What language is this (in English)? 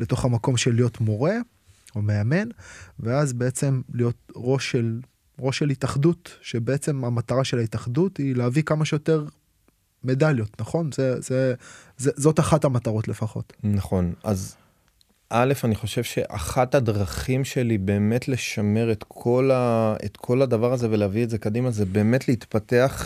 Hebrew